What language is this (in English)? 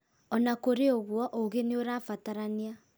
Kikuyu